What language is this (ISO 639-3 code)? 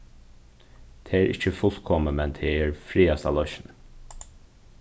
fao